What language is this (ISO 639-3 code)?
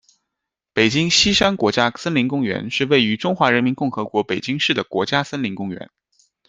zho